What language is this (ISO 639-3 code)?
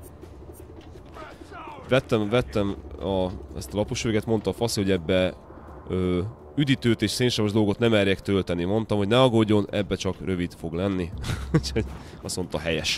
hun